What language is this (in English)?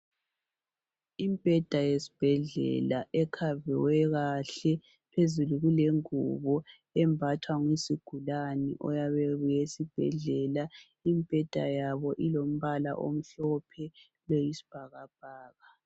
North Ndebele